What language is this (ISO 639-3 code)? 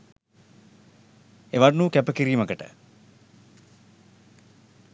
sin